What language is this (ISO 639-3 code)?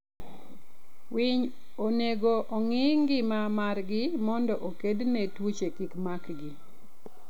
luo